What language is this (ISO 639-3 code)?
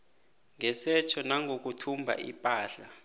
nbl